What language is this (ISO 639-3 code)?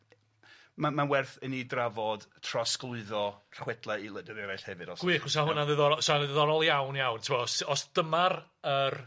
cym